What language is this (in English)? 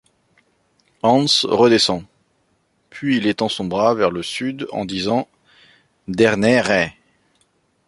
French